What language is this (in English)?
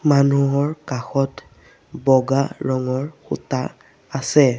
Assamese